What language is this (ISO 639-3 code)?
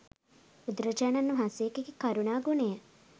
sin